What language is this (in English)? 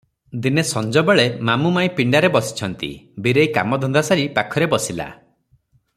Odia